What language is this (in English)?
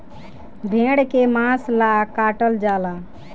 Bhojpuri